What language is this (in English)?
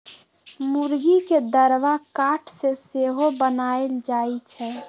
Magahi